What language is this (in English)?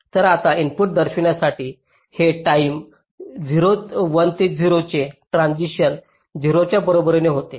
Marathi